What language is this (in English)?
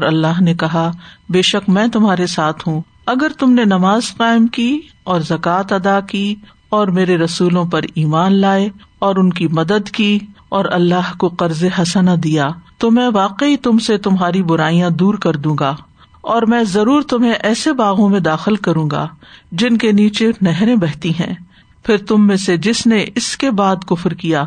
Urdu